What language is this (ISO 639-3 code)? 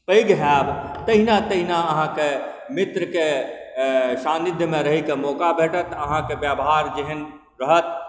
mai